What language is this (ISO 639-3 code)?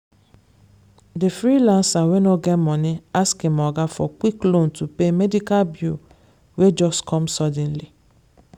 pcm